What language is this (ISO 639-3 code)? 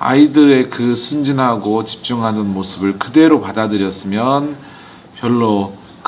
kor